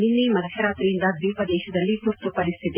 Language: Kannada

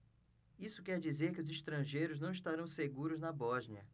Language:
Portuguese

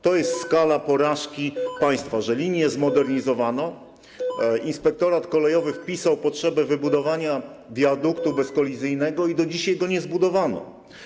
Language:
Polish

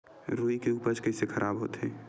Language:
Chhattisgarhi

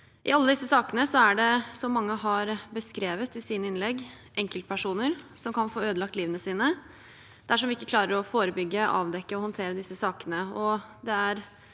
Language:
Norwegian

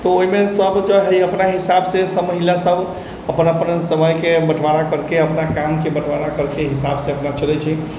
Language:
Maithili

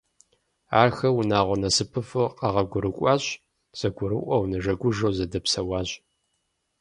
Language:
Kabardian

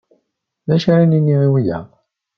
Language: Kabyle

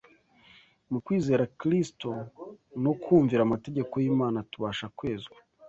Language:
Kinyarwanda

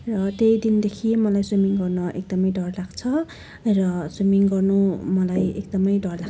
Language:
Nepali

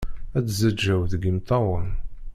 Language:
Kabyle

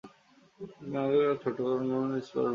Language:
Bangla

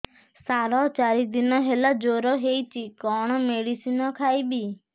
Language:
Odia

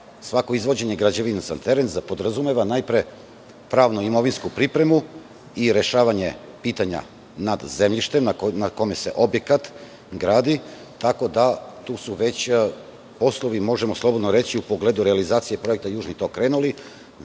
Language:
Serbian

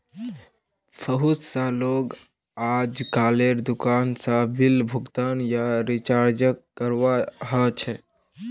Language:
Magahi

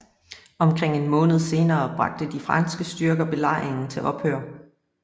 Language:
Danish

